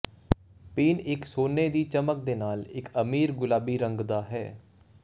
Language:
Punjabi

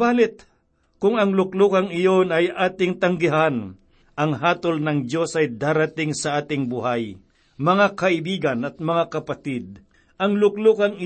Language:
Filipino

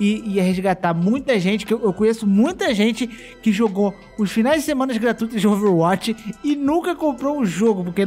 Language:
Portuguese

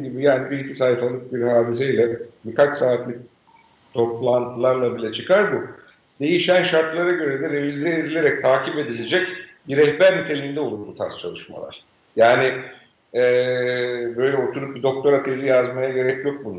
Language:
Turkish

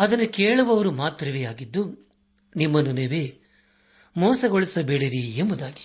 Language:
Kannada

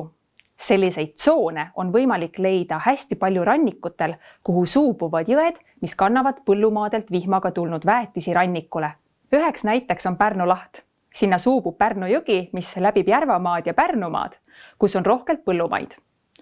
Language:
Estonian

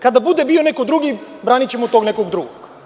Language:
Serbian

